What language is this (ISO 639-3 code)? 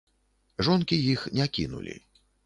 bel